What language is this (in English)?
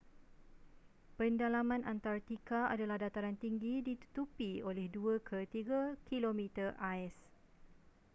Malay